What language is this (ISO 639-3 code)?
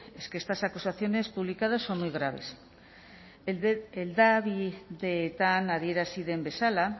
spa